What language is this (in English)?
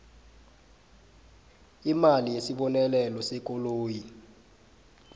South Ndebele